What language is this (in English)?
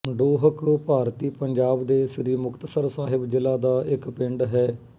Punjabi